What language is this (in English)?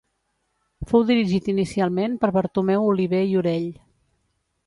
Catalan